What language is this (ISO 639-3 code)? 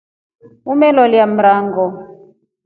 rof